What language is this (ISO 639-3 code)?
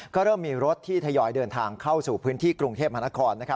tha